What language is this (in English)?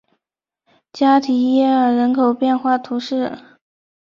Chinese